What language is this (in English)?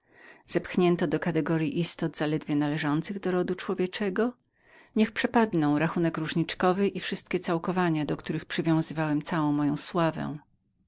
Polish